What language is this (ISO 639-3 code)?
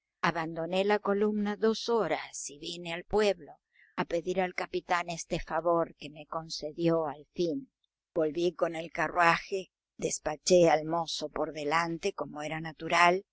spa